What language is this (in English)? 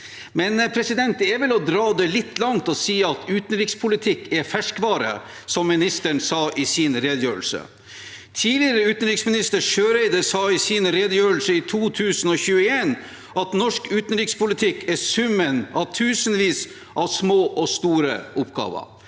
Norwegian